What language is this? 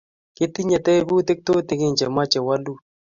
Kalenjin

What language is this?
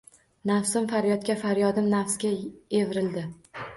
Uzbek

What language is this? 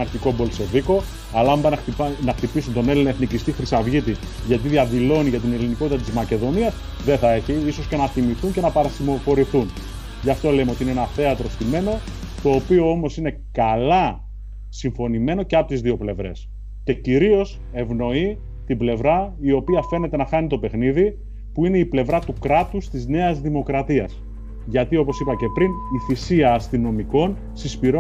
Greek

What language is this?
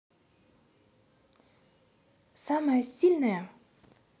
Russian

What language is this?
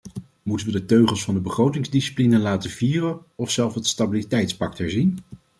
Dutch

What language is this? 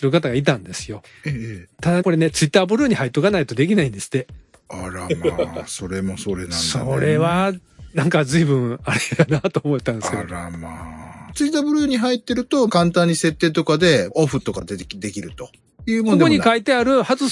Japanese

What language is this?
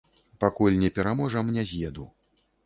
Belarusian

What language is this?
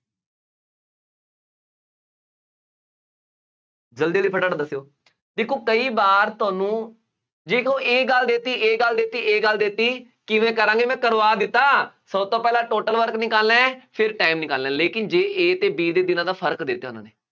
Punjabi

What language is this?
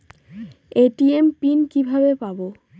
Bangla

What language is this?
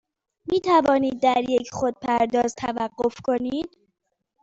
Persian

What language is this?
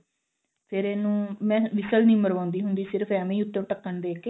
Punjabi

